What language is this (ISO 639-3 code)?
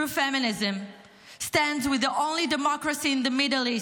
heb